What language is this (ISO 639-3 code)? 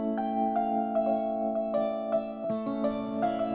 ind